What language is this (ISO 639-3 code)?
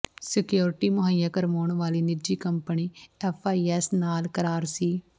pan